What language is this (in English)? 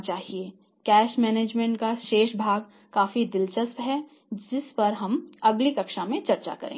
Hindi